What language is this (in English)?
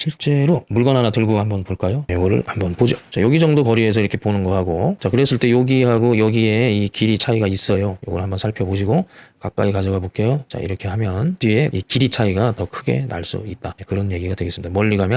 Korean